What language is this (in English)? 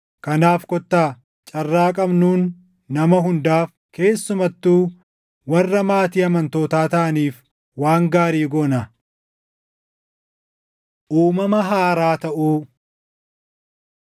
Oromo